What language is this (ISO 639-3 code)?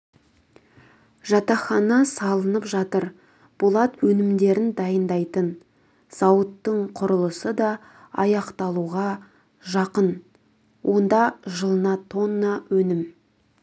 kaz